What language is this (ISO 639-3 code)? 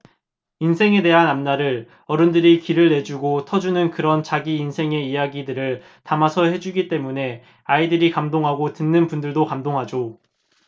kor